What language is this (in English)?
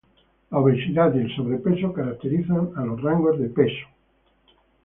Spanish